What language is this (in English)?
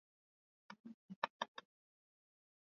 Swahili